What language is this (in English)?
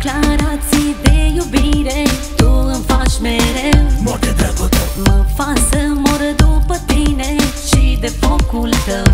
Romanian